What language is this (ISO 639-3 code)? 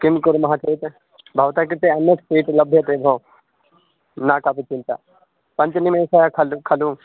san